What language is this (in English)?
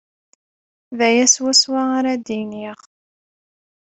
Kabyle